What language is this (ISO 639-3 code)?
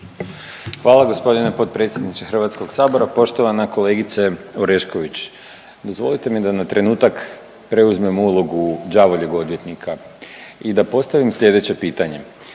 hrv